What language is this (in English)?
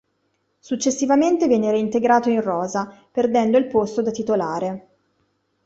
Italian